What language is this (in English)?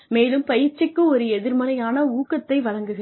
Tamil